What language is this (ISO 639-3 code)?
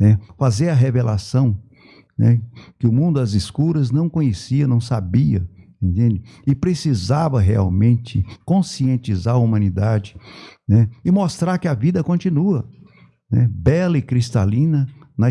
por